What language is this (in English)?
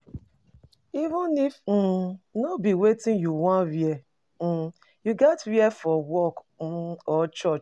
Nigerian Pidgin